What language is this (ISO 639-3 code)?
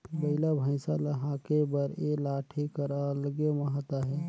hne